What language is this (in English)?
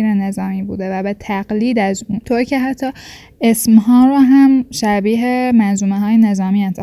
Persian